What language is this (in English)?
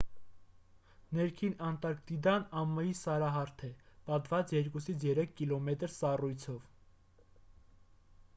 Armenian